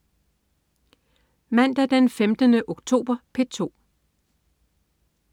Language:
Danish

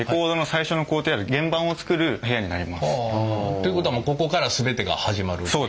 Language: Japanese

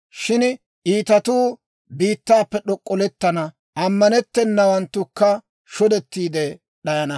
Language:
Dawro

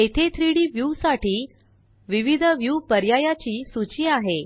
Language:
Marathi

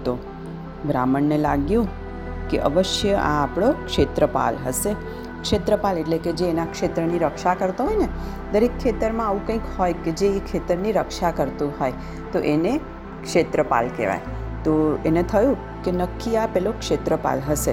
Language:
Gujarati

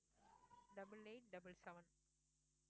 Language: Tamil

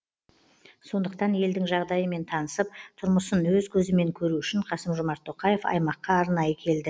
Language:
Kazakh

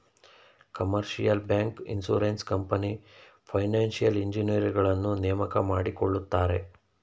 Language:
Kannada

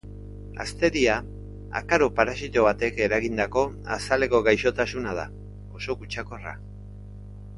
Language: Basque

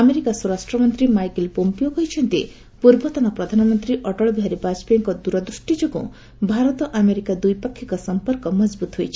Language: Odia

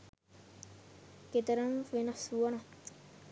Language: Sinhala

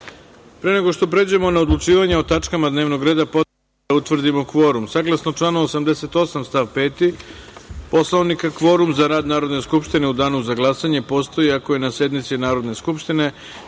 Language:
Serbian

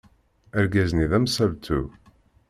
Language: Kabyle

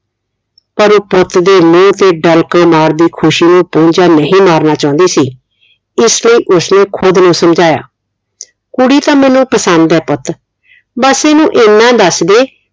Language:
Punjabi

